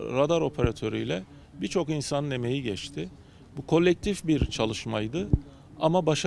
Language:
Turkish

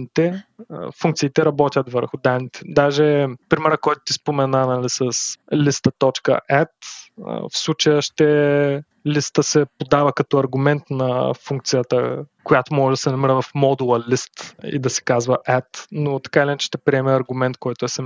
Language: Bulgarian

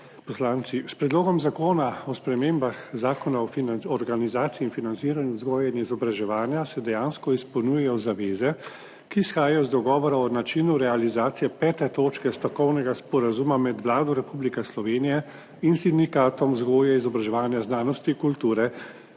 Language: Slovenian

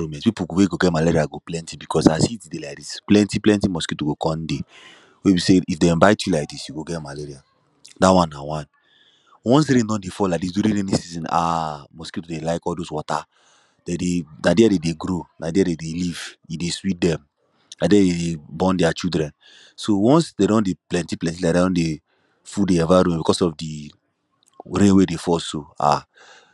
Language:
Nigerian Pidgin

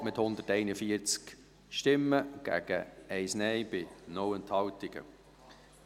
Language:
Swiss German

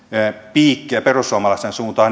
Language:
Finnish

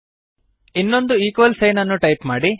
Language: Kannada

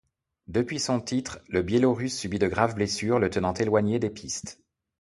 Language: French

